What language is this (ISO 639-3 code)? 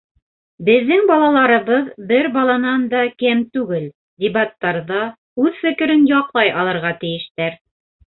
bak